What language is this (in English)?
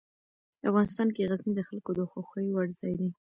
Pashto